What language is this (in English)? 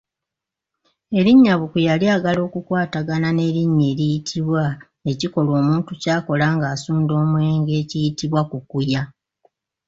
Ganda